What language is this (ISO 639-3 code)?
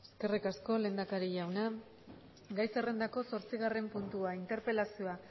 eus